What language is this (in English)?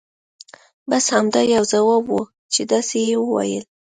Pashto